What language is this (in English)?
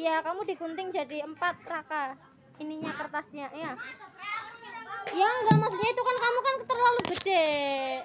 Indonesian